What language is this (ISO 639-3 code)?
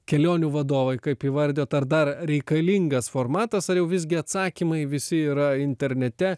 lit